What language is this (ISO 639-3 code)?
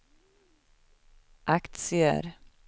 swe